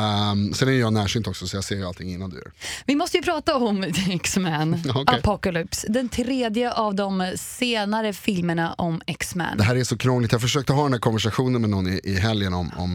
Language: Swedish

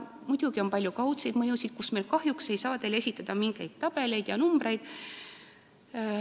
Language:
Estonian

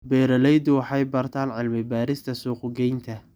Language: Somali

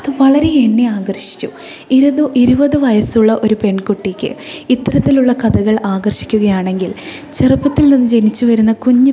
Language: Malayalam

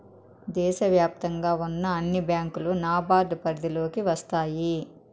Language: Telugu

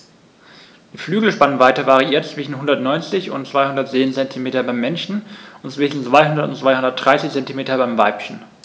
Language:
German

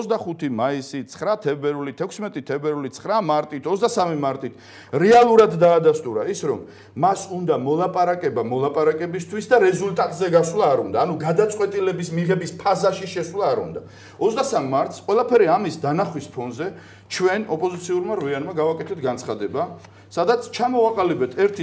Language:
Romanian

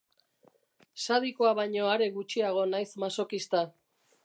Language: Basque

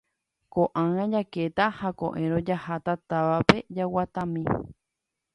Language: Guarani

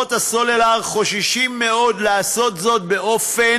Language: Hebrew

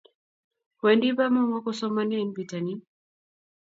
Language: Kalenjin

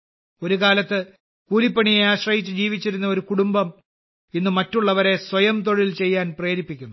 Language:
Malayalam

